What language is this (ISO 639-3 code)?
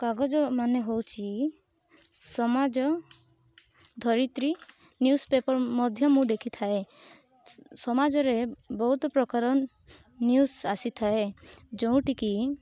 ori